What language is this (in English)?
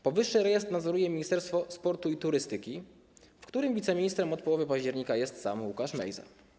Polish